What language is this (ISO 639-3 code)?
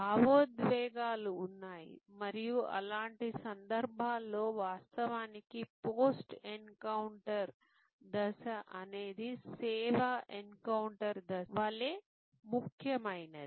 tel